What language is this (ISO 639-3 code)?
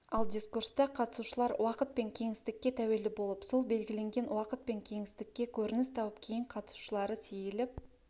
kaz